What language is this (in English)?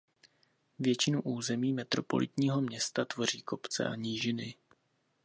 Czech